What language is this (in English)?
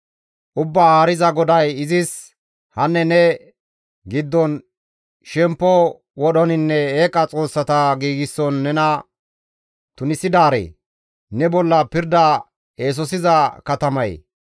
Gamo